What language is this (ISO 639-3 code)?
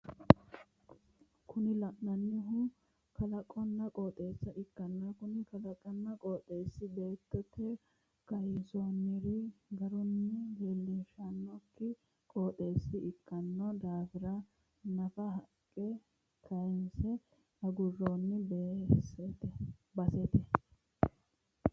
sid